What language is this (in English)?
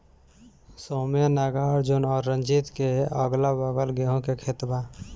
Bhojpuri